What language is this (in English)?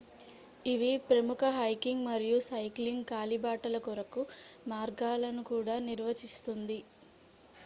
Telugu